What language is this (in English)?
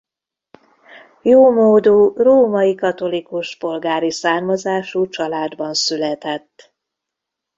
Hungarian